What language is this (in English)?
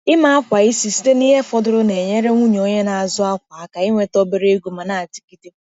Igbo